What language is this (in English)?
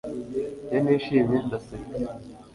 Kinyarwanda